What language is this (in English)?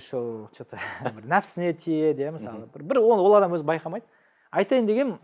Turkish